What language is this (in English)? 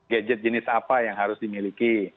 Indonesian